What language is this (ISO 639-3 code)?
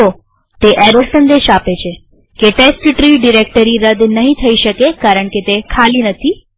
guj